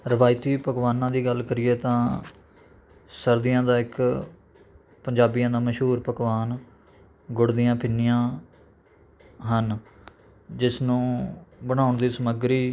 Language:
Punjabi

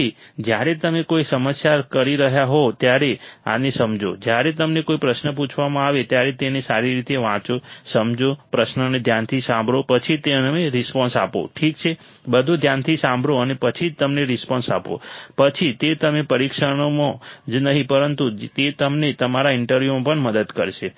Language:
Gujarati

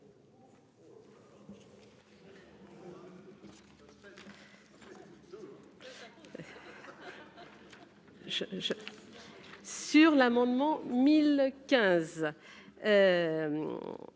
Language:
French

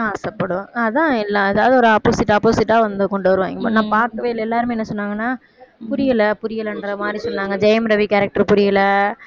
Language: Tamil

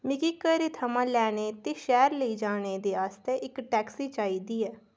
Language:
Dogri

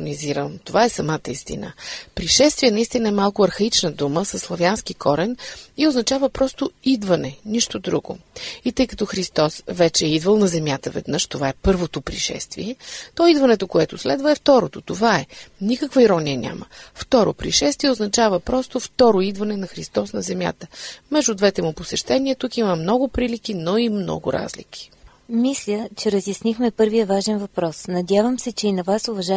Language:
Bulgarian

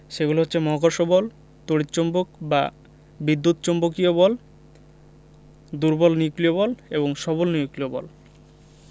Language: Bangla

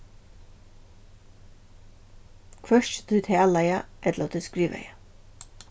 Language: Faroese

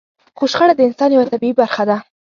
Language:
Pashto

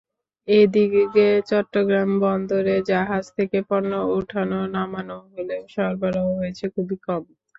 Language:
Bangla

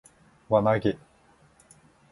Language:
Japanese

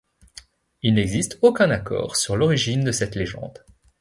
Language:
French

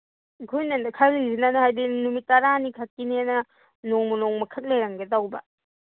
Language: Manipuri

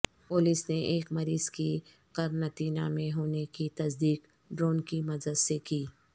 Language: Urdu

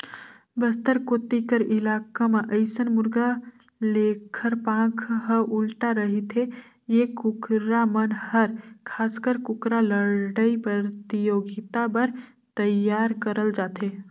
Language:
Chhattisgarhi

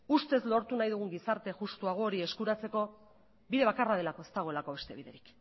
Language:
Basque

